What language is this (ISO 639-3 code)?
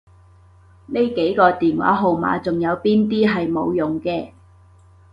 yue